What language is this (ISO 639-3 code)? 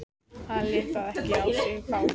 isl